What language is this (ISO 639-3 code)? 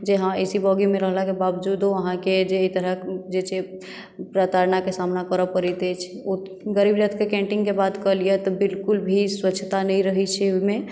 mai